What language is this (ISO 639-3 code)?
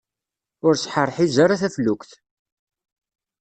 kab